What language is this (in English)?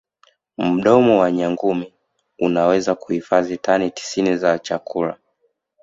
Swahili